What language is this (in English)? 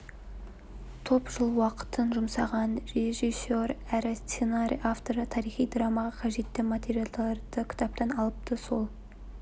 Kazakh